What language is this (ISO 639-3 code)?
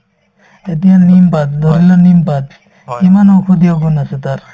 asm